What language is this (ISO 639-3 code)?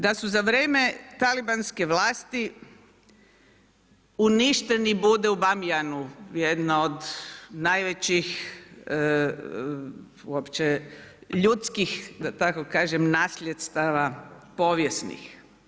hrv